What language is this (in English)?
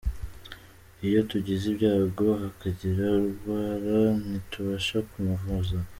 Kinyarwanda